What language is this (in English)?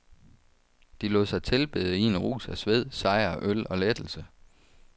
Danish